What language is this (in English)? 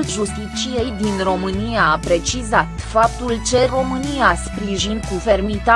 Romanian